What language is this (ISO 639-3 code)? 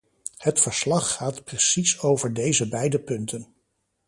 nld